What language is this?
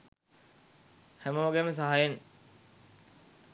Sinhala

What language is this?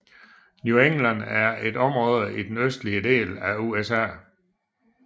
Danish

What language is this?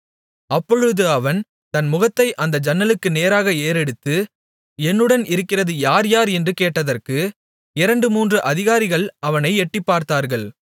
Tamil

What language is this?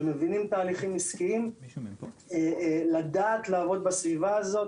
Hebrew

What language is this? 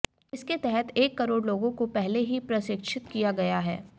Hindi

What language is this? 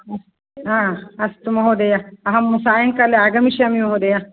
Sanskrit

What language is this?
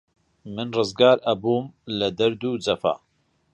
Central Kurdish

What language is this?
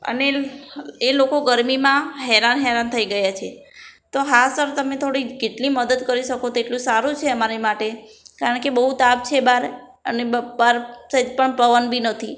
Gujarati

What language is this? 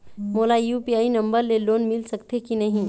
Chhattisgarhi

